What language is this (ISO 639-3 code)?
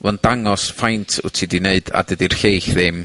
cym